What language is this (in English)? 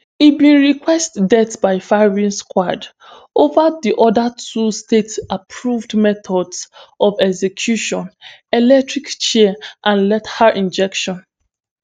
Nigerian Pidgin